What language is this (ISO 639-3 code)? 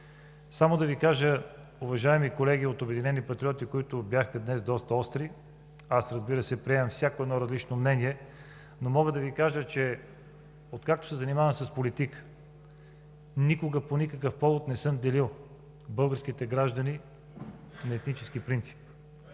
bul